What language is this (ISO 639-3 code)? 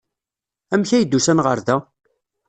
kab